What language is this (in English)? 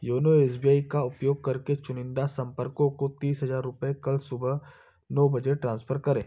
Hindi